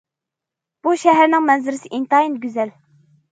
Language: Uyghur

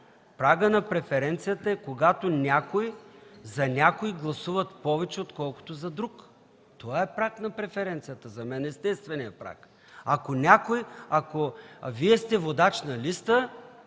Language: Bulgarian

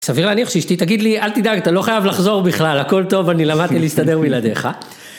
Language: Hebrew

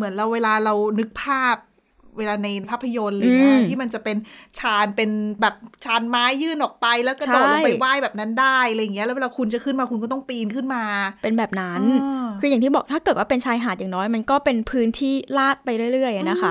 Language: Thai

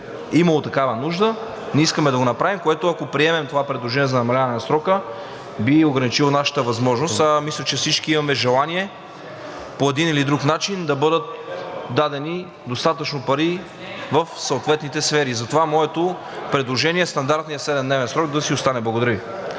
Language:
Bulgarian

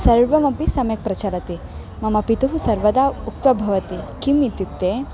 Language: Sanskrit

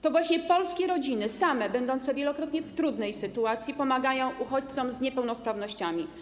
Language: Polish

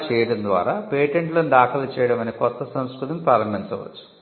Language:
Telugu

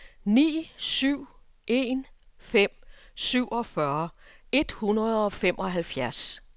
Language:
Danish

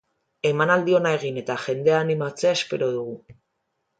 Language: Basque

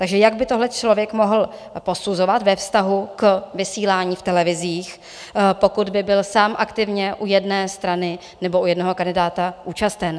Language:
Czech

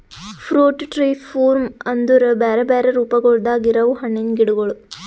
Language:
Kannada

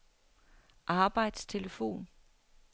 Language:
Danish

